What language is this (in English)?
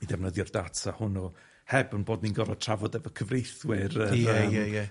Welsh